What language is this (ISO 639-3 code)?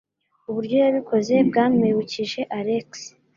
kin